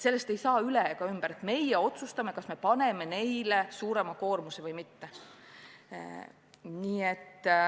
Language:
Estonian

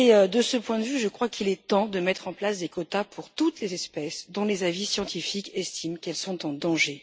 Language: French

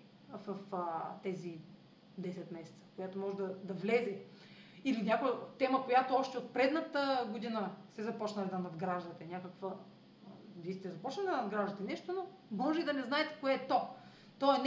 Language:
Bulgarian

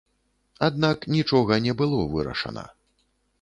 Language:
Belarusian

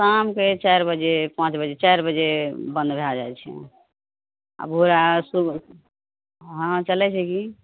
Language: Maithili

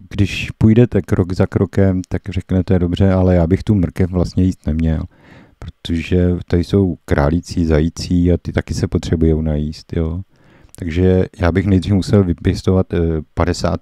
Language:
Czech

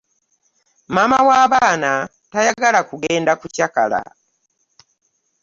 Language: Ganda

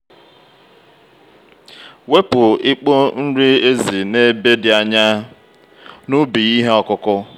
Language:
Igbo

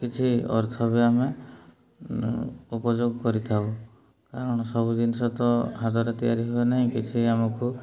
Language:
Odia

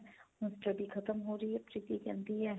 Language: Punjabi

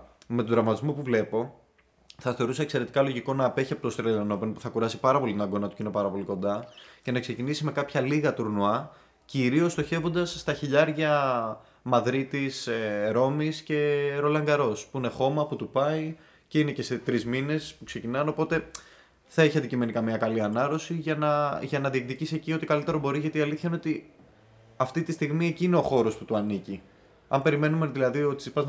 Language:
Greek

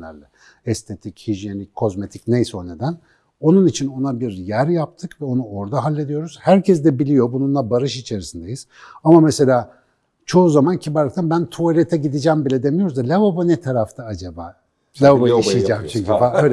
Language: Turkish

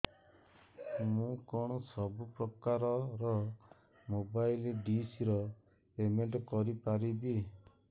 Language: Odia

